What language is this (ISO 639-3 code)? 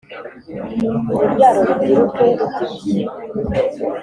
kin